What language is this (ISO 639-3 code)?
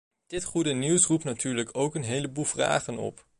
nld